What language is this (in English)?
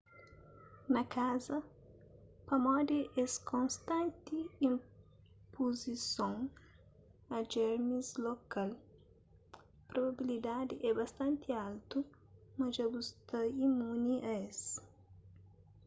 Kabuverdianu